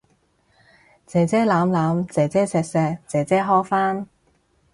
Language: Cantonese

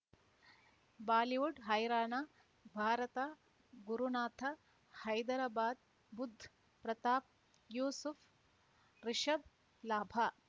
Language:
Kannada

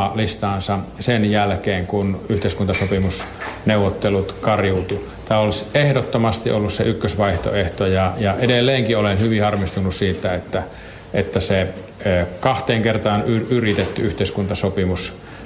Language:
Finnish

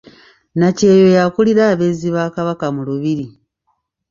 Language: Ganda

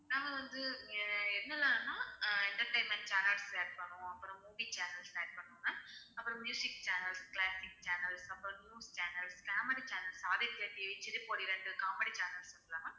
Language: Tamil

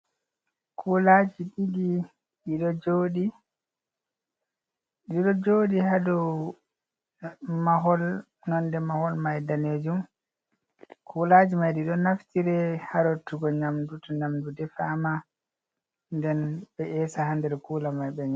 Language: Fula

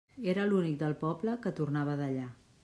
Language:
Catalan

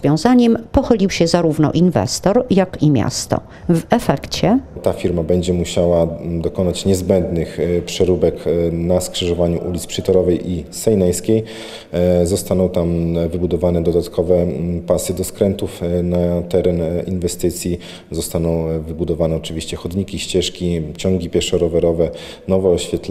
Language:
Polish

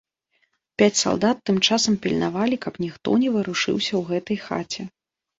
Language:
Belarusian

